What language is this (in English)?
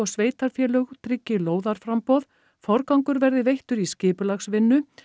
Icelandic